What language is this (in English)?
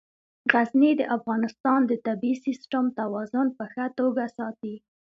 Pashto